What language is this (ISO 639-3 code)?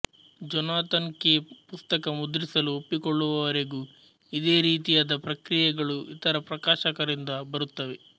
kan